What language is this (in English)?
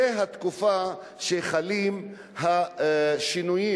Hebrew